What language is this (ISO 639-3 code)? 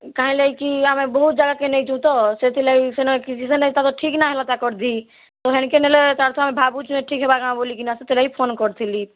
ori